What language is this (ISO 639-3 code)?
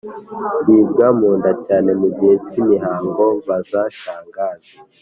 kin